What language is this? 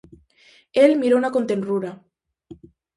Galician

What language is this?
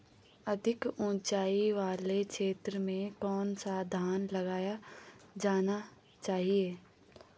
Hindi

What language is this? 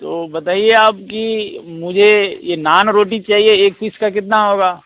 Hindi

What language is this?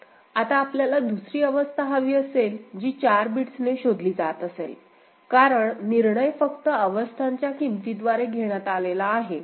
Marathi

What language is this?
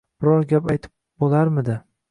Uzbek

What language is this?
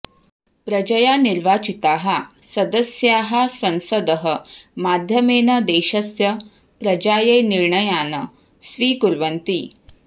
Sanskrit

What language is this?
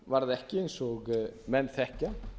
Icelandic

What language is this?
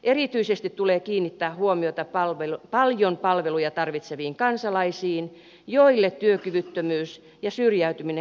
Finnish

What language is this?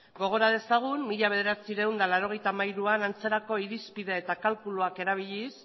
Basque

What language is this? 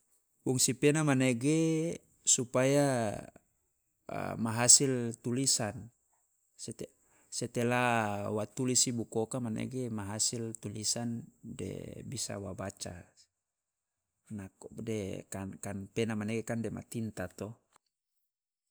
Loloda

